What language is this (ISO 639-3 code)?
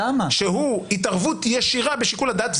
heb